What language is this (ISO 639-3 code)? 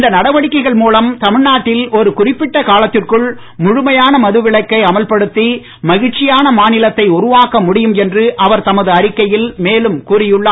tam